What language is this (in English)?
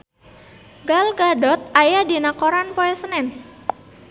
Sundanese